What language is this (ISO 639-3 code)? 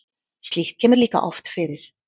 isl